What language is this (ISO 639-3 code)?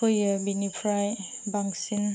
brx